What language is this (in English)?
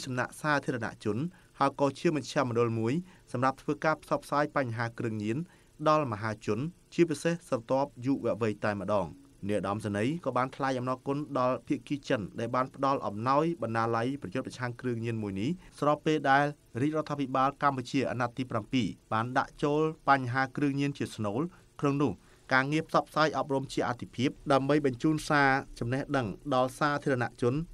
Thai